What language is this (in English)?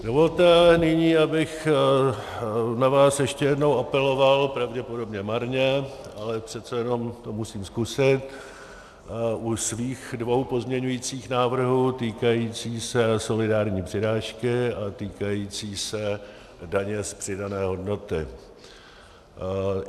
Czech